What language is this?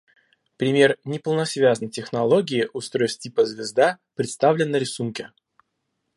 Russian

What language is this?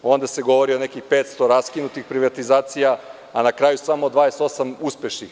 Serbian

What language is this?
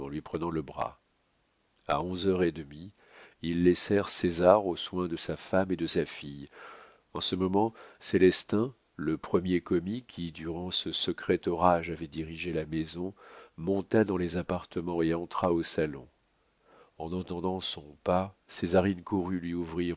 French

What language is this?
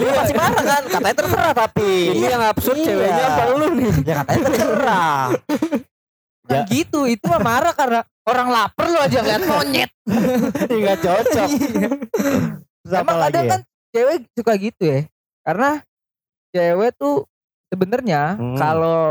Indonesian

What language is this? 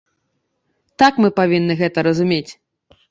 Belarusian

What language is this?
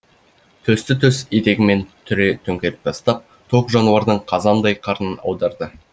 Kazakh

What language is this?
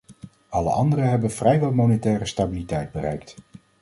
Dutch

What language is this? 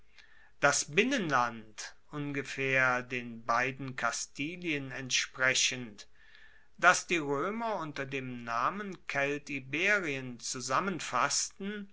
German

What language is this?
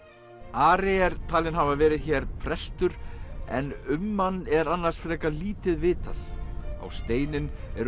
Icelandic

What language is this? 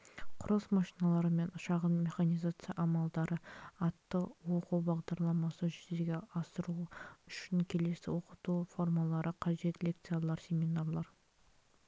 Kazakh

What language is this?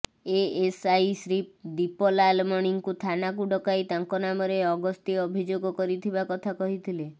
Odia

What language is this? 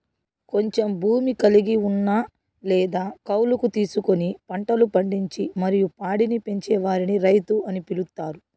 Telugu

